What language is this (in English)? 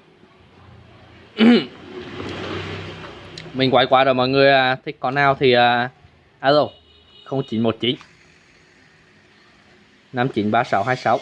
Vietnamese